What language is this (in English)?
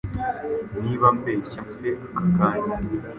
Kinyarwanda